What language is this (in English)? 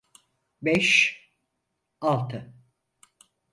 Turkish